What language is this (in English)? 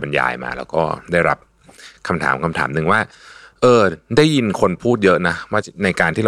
Thai